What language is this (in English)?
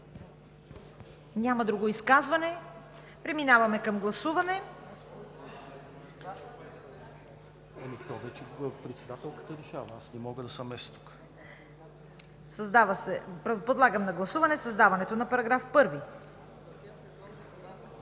Bulgarian